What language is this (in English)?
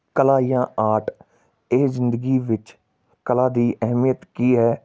Punjabi